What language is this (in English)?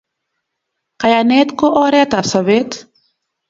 Kalenjin